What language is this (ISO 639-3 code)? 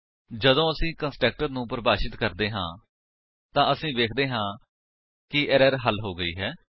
pan